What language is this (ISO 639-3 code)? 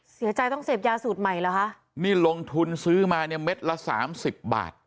tha